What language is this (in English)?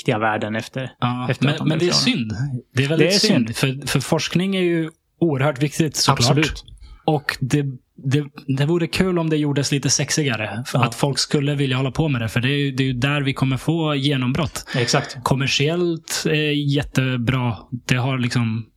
Swedish